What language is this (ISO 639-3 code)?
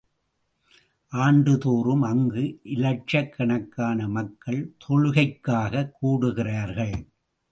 tam